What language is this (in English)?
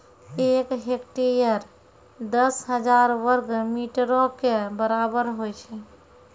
Maithili